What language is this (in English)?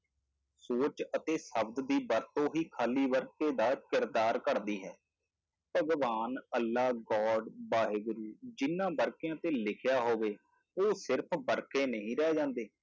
Punjabi